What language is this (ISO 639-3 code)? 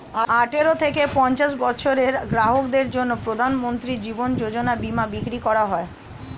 ben